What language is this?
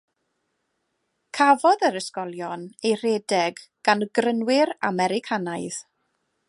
Welsh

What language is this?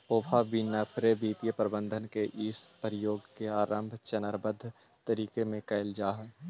Magahi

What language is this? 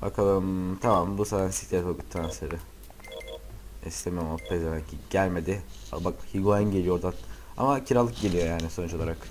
Turkish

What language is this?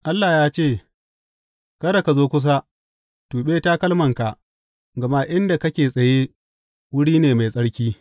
Hausa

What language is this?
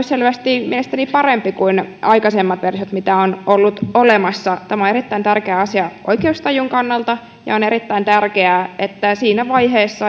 Finnish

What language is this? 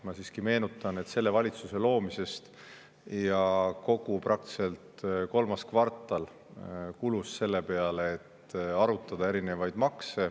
Estonian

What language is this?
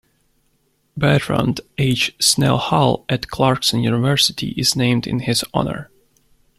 English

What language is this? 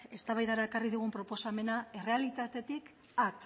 Basque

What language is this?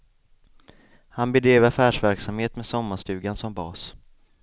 Swedish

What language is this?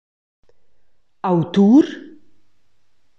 Romansh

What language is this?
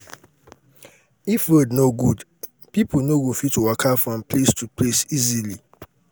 Nigerian Pidgin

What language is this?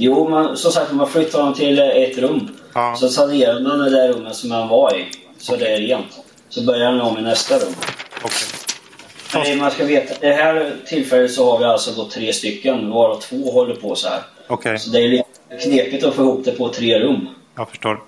Swedish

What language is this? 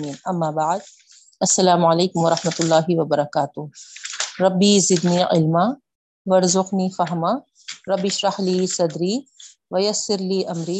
Urdu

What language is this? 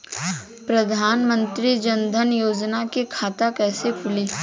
Bhojpuri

